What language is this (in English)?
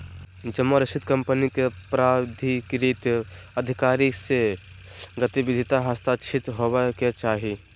Magahi